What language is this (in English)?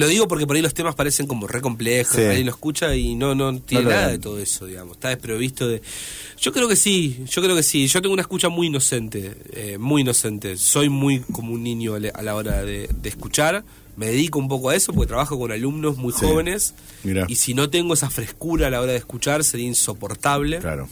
Spanish